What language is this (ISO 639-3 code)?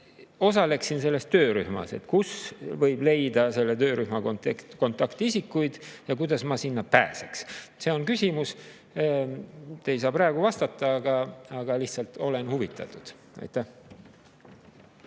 est